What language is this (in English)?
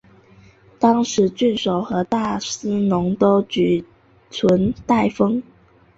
Chinese